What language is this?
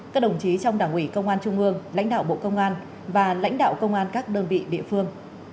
Vietnamese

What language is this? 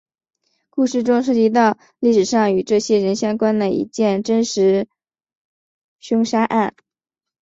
Chinese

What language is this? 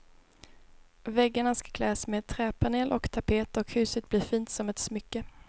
Swedish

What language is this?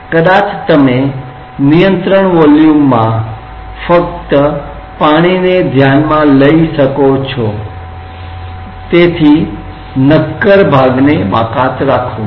Gujarati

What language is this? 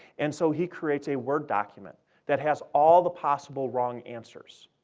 English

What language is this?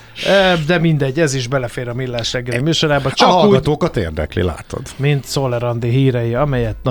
Hungarian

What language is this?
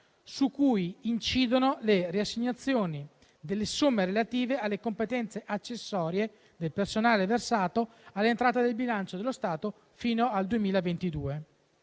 Italian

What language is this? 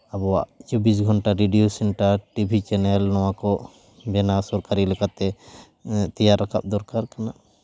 Santali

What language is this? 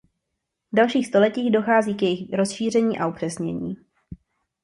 Czech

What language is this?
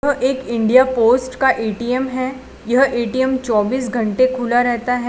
Hindi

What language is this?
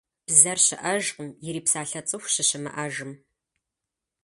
Kabardian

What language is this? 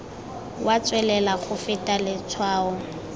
Tswana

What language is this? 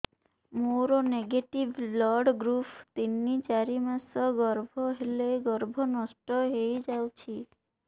Odia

